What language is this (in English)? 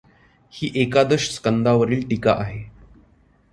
Marathi